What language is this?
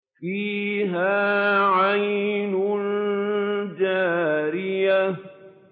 Arabic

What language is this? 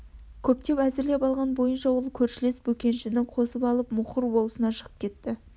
Kazakh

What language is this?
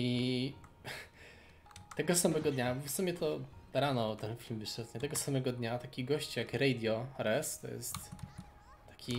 Polish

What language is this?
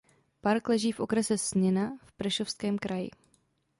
Czech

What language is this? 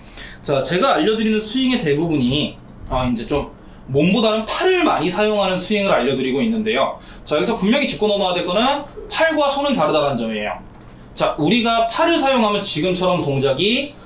Korean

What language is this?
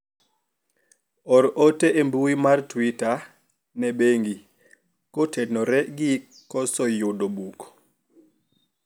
Luo (Kenya and Tanzania)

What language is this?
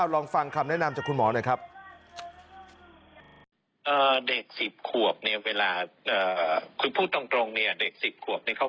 Thai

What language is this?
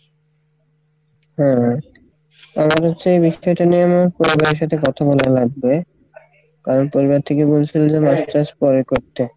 Bangla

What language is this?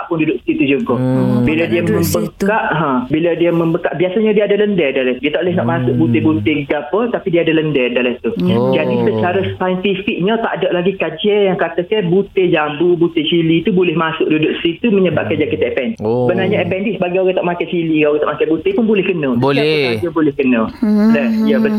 Malay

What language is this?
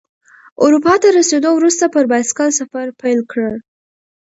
Pashto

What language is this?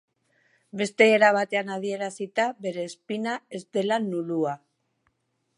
Basque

